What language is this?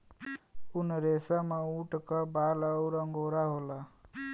Bhojpuri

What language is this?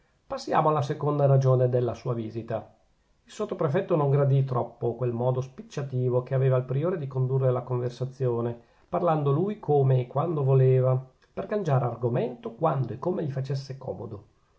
Italian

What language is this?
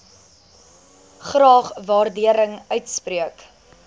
Afrikaans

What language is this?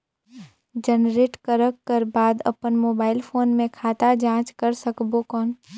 Chhattisgarhi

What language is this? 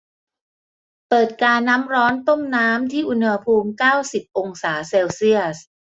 Thai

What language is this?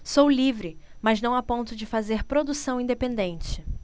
Portuguese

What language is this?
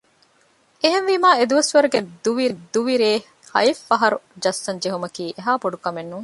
Divehi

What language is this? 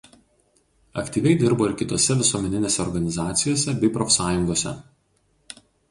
Lithuanian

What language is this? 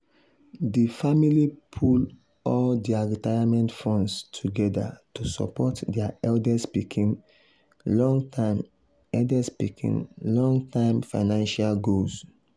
Nigerian Pidgin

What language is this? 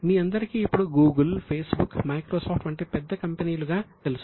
Telugu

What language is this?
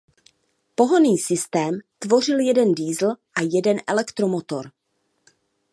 Czech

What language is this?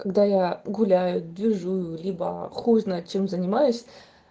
Russian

